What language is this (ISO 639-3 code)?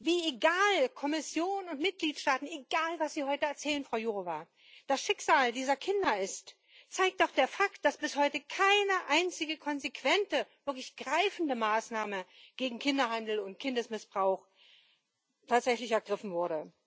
deu